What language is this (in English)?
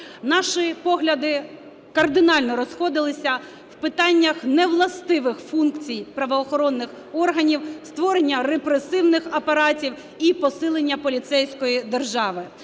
Ukrainian